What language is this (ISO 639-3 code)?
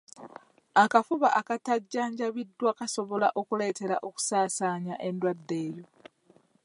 lug